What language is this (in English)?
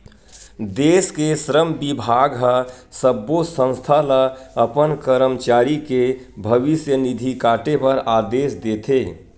Chhattisgarhi